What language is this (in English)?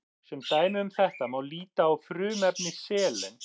Icelandic